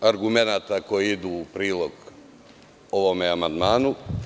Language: Serbian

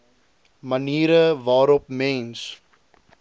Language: Afrikaans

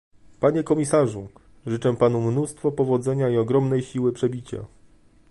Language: Polish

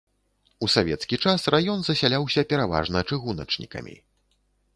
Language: Belarusian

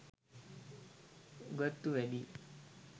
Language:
Sinhala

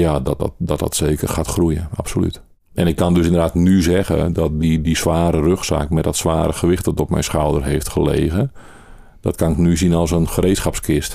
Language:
Dutch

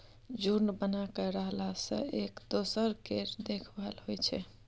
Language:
Maithili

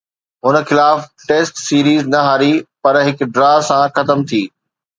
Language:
Sindhi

